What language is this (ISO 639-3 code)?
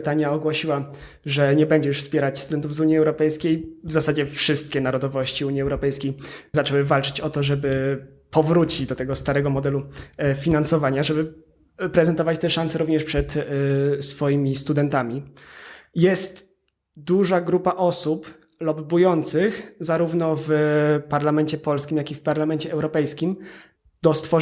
pol